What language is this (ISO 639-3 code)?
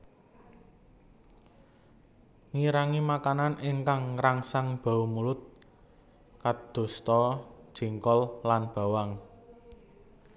jav